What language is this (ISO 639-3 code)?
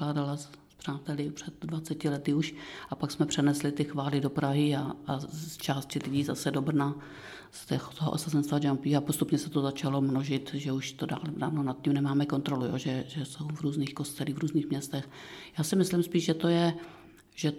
ces